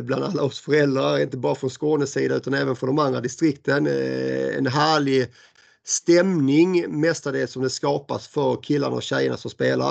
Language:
Swedish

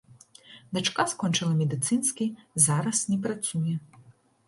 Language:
Belarusian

